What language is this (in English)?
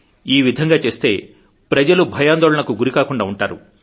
Telugu